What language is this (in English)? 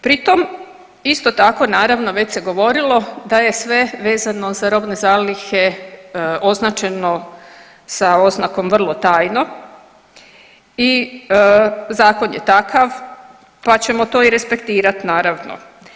Croatian